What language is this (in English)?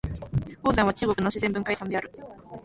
Japanese